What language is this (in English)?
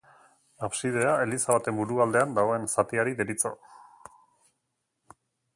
Basque